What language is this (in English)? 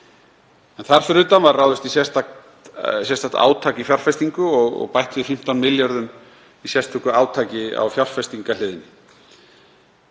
Icelandic